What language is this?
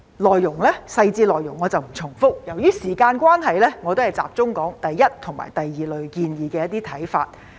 Cantonese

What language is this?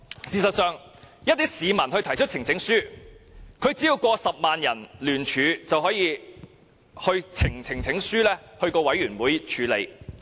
Cantonese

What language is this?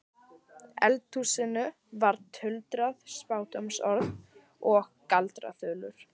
Icelandic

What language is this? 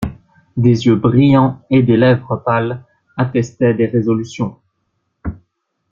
French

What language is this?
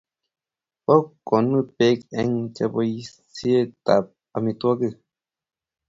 Kalenjin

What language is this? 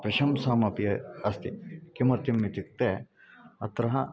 Sanskrit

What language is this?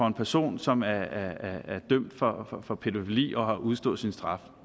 Danish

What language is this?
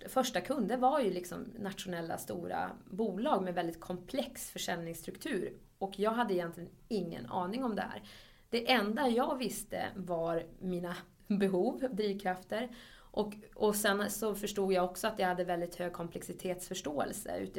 Swedish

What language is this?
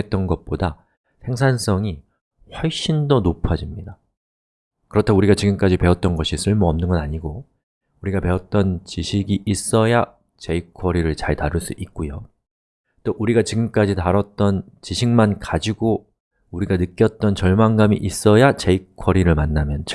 Korean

